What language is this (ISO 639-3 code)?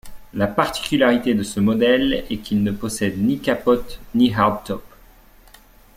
fra